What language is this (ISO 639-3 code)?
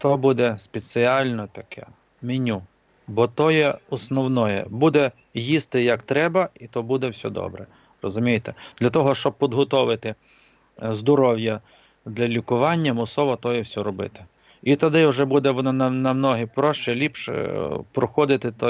rus